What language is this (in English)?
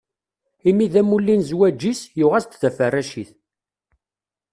Kabyle